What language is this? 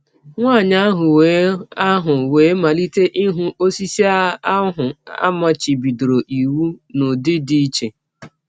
Igbo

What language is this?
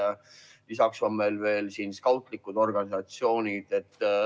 Estonian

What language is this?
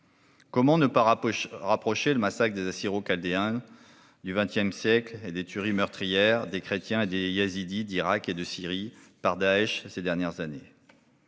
French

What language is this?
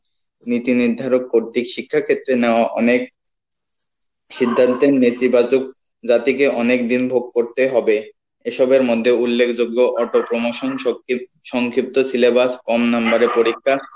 Bangla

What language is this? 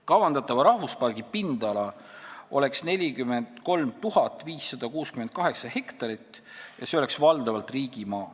Estonian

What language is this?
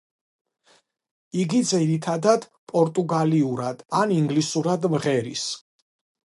Georgian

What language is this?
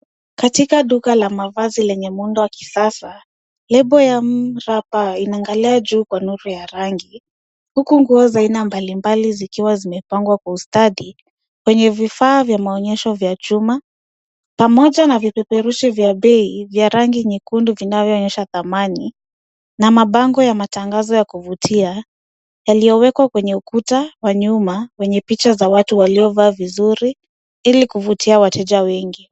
Swahili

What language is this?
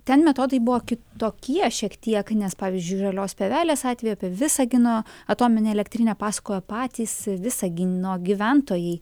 Lithuanian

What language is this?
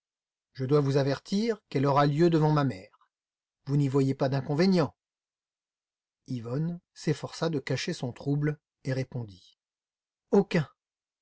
French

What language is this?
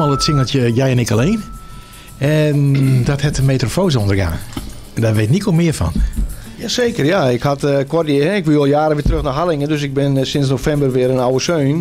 Dutch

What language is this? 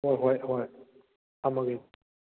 Manipuri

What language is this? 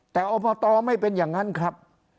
Thai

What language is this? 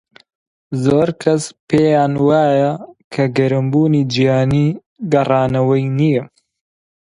Central Kurdish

